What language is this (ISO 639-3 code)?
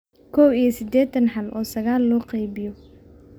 som